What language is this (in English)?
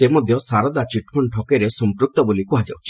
Odia